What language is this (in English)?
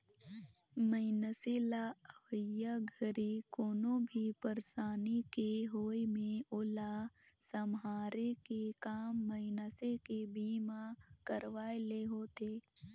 Chhattisgarhi